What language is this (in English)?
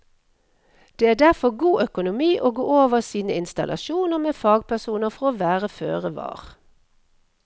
Norwegian